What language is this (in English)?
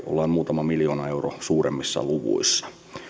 Finnish